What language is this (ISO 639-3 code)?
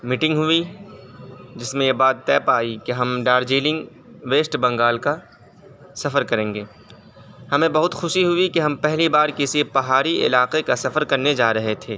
urd